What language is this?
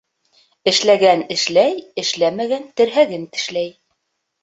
Bashkir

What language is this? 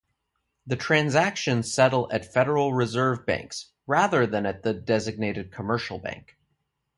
English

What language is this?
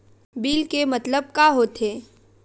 Chhattisgarhi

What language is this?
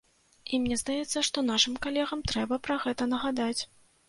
Belarusian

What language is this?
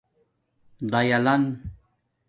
Domaaki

